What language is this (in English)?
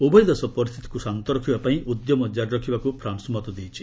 Odia